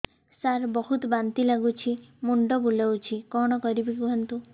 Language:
Odia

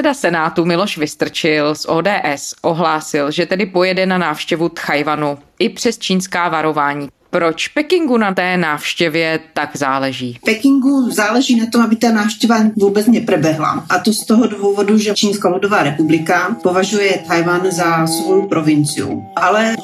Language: Czech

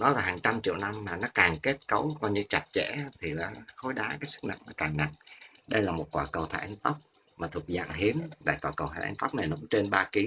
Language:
Vietnamese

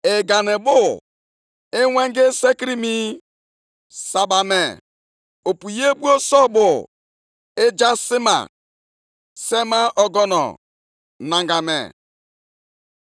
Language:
Igbo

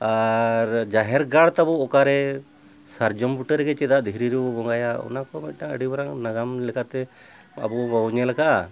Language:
Santali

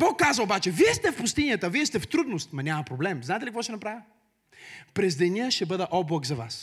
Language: Bulgarian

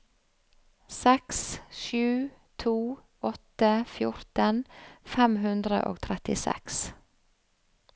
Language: Norwegian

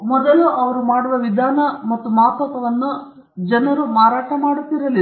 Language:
Kannada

